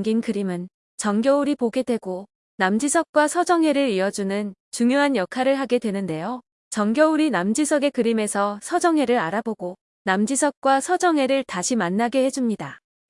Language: Korean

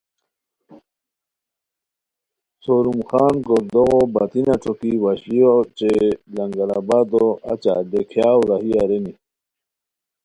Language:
Khowar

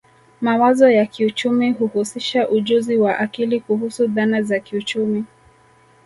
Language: Swahili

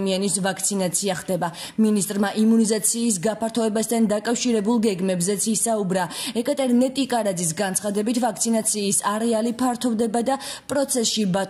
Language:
Indonesian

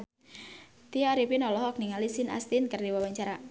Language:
Sundanese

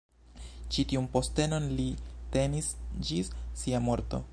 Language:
Esperanto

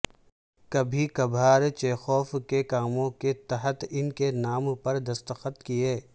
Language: Urdu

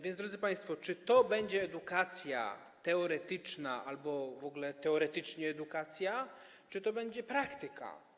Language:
Polish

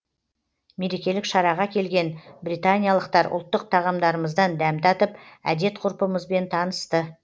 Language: Kazakh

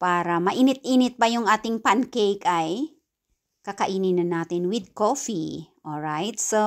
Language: Filipino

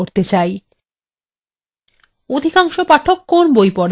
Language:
Bangla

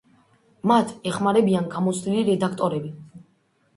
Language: Georgian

